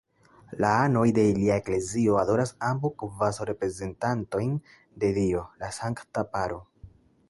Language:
Esperanto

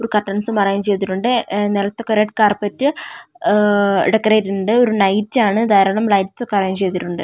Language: Malayalam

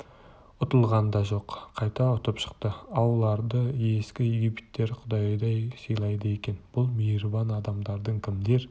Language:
Kazakh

